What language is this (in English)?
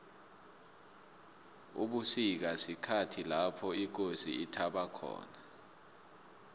South Ndebele